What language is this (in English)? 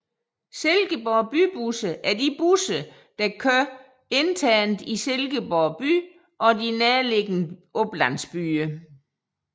Danish